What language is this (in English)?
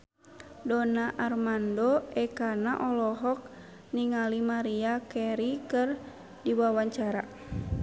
Sundanese